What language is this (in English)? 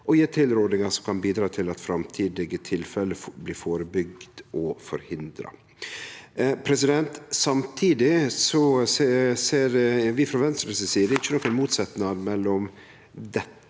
Norwegian